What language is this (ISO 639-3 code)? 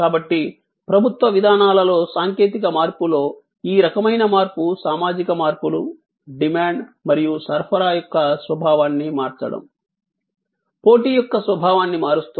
tel